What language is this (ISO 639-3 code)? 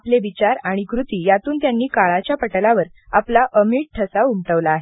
mar